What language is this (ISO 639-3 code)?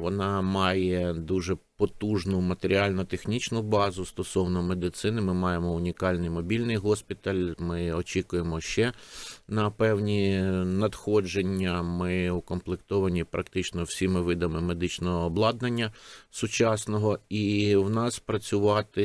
ukr